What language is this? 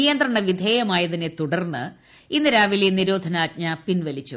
Malayalam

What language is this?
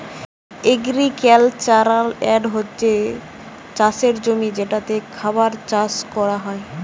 Bangla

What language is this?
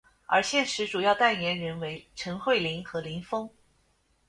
Chinese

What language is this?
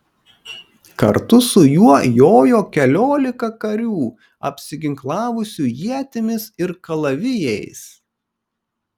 Lithuanian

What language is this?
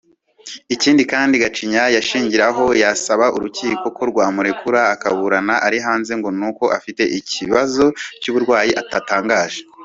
Kinyarwanda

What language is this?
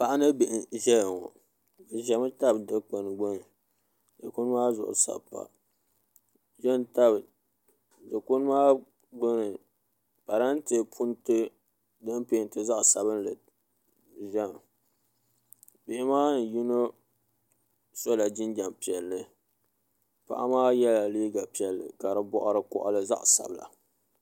Dagbani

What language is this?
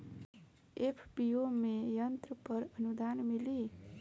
Bhojpuri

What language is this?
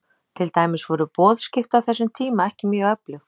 Icelandic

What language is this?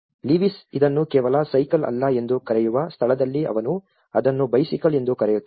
Kannada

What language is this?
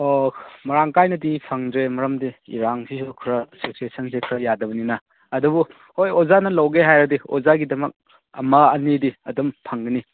Manipuri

